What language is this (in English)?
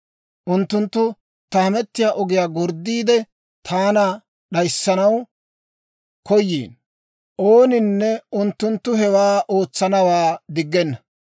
Dawro